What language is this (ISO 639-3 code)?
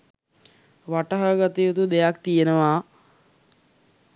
sin